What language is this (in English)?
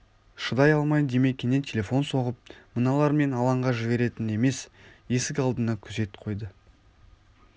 Kazakh